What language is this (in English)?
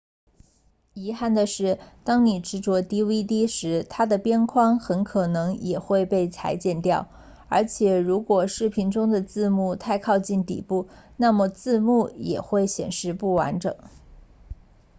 Chinese